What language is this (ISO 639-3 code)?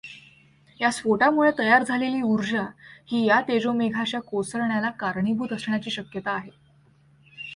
mar